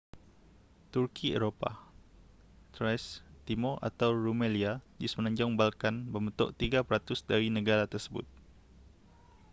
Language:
Malay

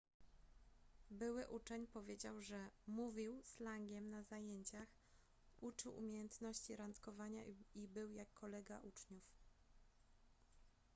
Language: Polish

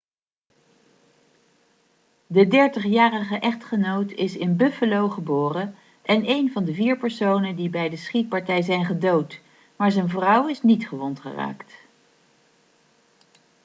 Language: Dutch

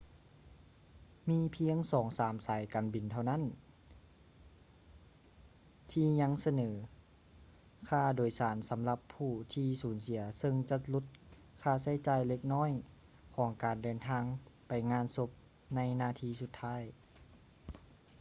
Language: Lao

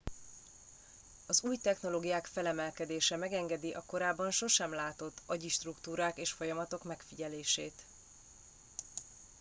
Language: Hungarian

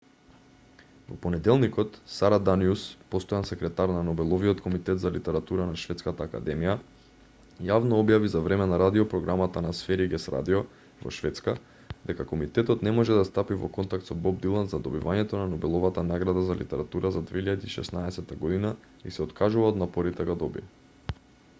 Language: Macedonian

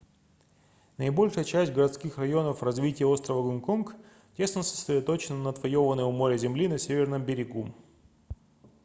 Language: Russian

